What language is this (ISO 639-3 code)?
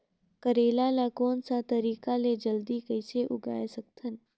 hne